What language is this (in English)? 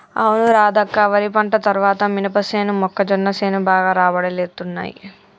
Telugu